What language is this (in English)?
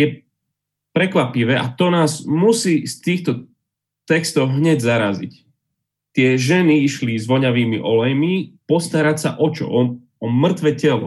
Slovak